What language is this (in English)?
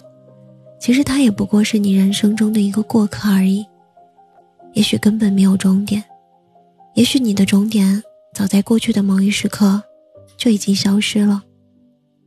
Chinese